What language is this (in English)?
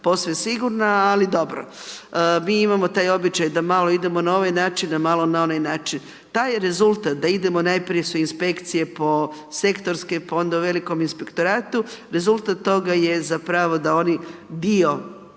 Croatian